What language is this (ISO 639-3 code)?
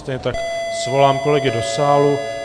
ces